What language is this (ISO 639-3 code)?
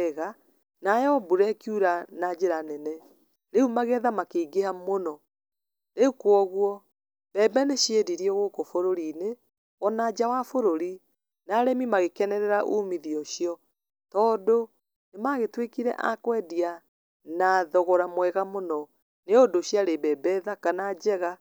kik